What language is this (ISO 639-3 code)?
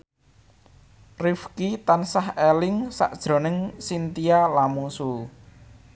jav